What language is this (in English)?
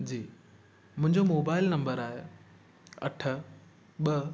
Sindhi